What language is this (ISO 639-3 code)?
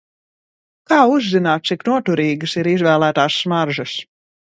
lav